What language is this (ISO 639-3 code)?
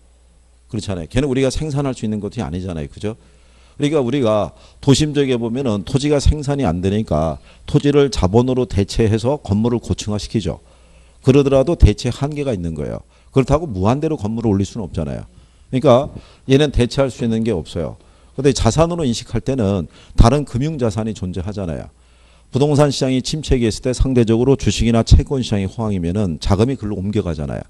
kor